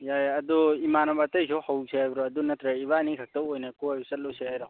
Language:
Manipuri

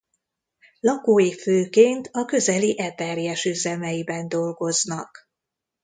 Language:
Hungarian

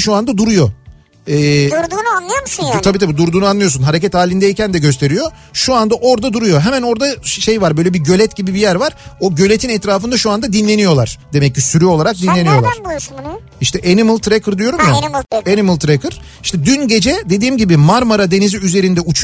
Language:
Turkish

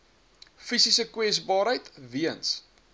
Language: Afrikaans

